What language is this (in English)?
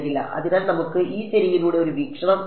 Malayalam